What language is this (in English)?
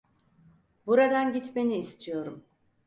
Turkish